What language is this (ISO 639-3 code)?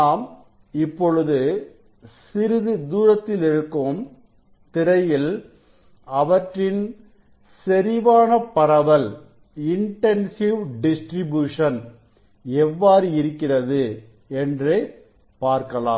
tam